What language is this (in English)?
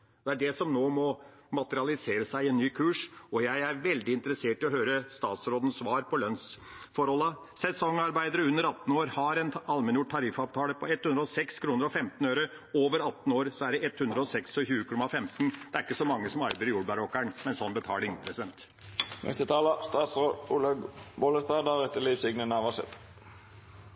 Norwegian Bokmål